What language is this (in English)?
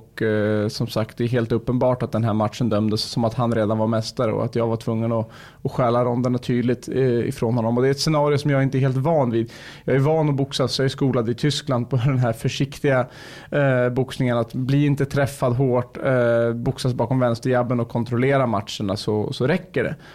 Swedish